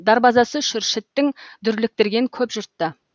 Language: Kazakh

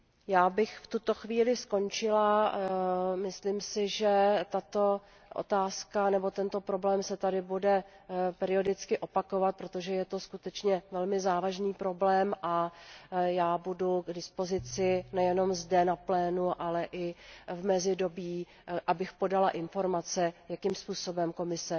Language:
Czech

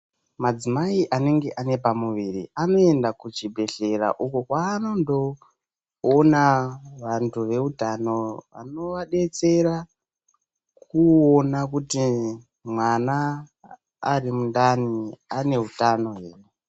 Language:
Ndau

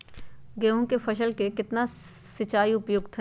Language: Magahi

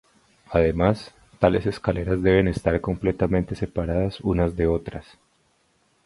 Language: Spanish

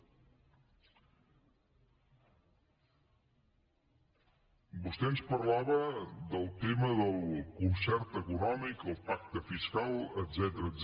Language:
Catalan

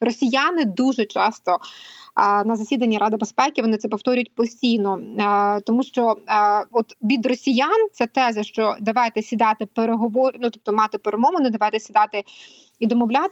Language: Ukrainian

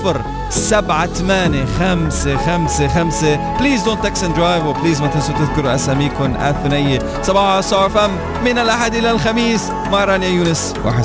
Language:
Arabic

